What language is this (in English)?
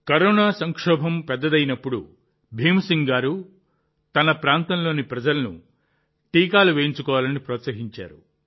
Telugu